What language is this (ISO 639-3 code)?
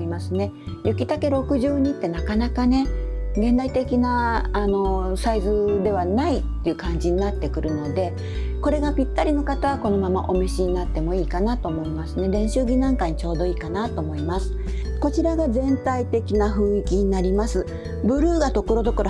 jpn